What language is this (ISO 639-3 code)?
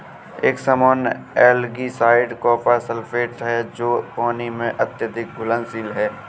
hin